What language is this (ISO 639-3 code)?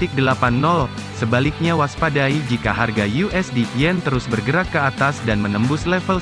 ind